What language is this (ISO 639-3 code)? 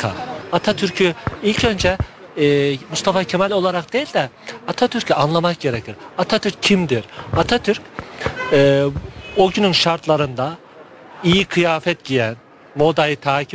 tur